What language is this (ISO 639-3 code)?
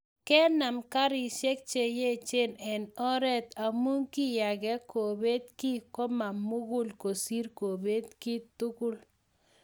kln